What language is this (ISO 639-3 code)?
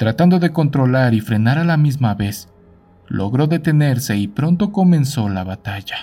spa